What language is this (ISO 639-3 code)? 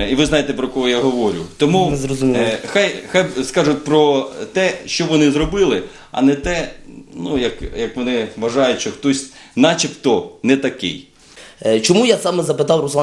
ukr